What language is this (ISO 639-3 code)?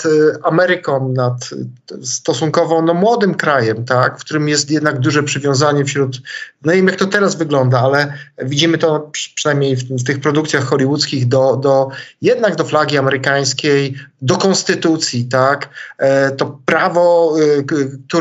pol